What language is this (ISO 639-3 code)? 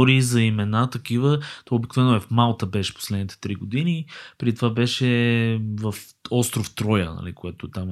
bul